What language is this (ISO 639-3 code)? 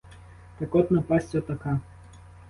ukr